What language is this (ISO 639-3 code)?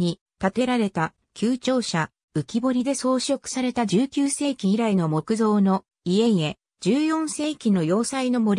jpn